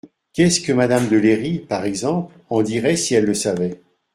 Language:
French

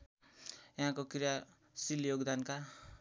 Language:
Nepali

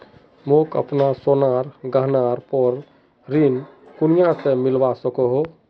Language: Magahi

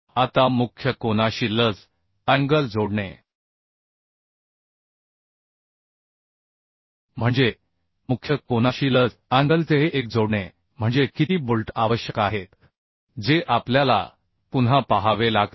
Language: Marathi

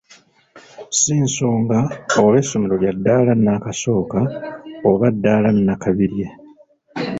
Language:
Ganda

